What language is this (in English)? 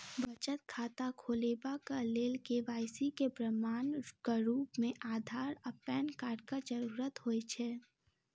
Maithili